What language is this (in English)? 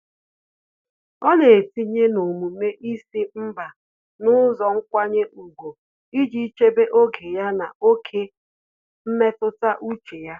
Igbo